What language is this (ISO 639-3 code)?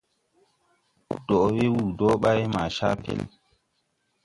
tui